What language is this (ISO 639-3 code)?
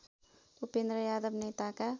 nep